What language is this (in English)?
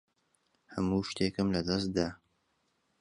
Central Kurdish